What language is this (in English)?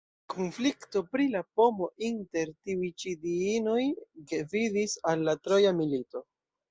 Esperanto